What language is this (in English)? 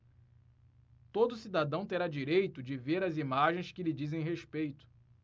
Portuguese